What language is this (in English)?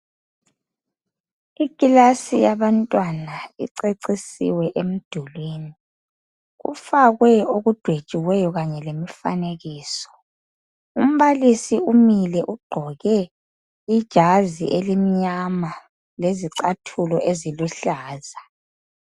North Ndebele